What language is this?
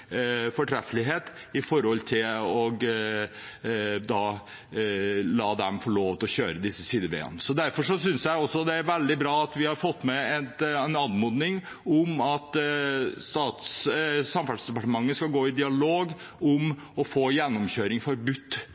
Norwegian Bokmål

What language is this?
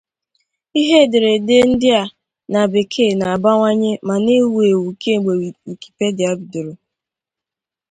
Igbo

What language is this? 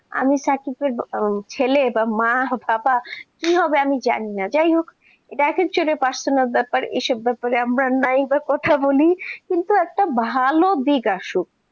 Bangla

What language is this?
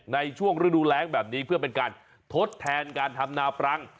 Thai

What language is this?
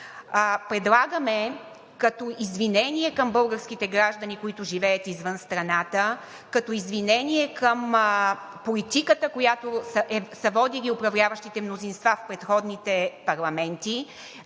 Bulgarian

